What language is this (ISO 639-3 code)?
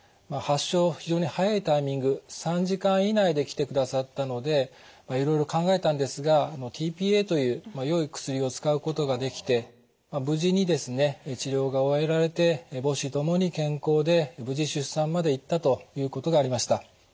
jpn